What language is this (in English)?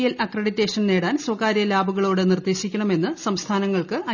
Malayalam